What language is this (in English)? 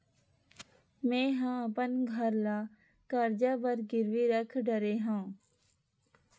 Chhattisgarhi